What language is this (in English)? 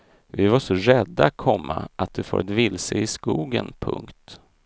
Swedish